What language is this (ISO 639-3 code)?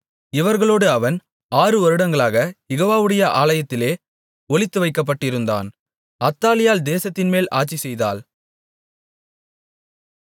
tam